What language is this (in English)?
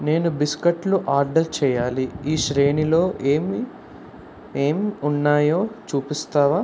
Telugu